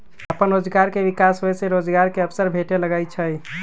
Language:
Magahi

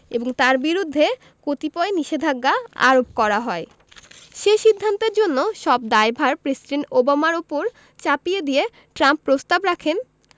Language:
Bangla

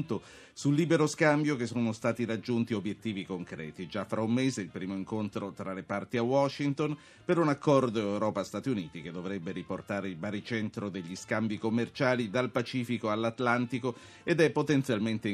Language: Italian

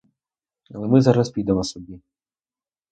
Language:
Ukrainian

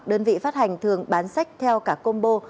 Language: Vietnamese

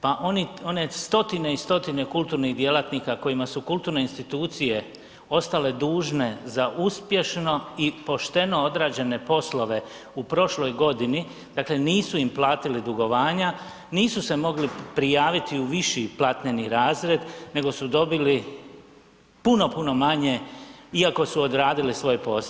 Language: Croatian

